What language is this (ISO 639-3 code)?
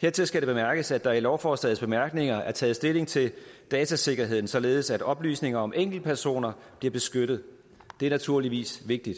dan